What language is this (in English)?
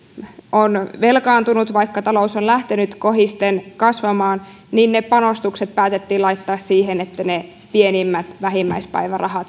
Finnish